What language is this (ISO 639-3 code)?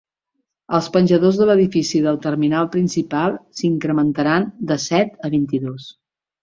cat